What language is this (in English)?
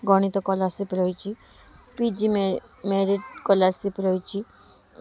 Odia